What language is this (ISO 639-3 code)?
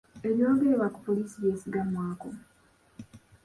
lug